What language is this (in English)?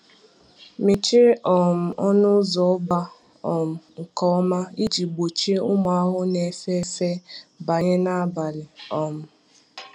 Igbo